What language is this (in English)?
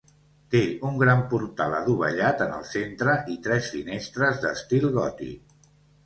Catalan